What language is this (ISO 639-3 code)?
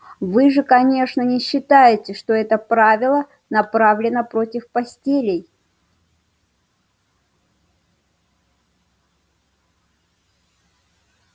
rus